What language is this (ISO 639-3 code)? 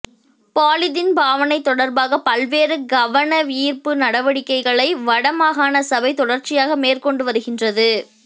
tam